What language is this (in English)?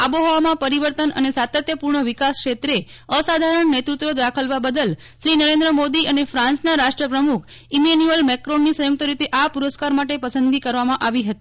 Gujarati